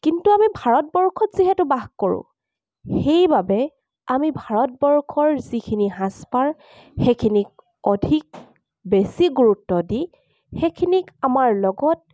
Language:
Assamese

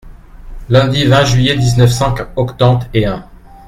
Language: French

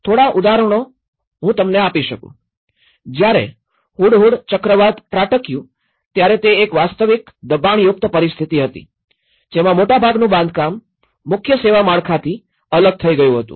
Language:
Gujarati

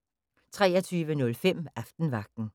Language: Danish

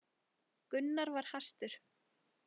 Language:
Icelandic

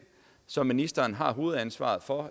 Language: Danish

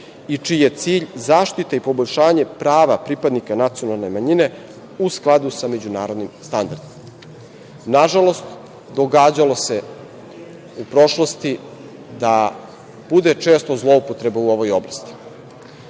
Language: Serbian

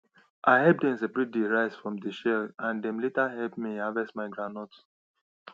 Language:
Nigerian Pidgin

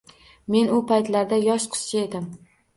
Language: Uzbek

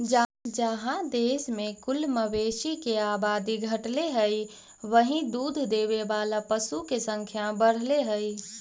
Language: Magahi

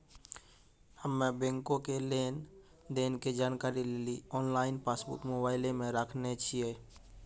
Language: Maithili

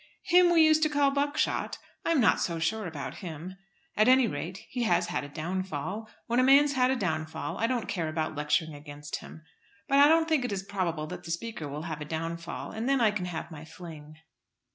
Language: English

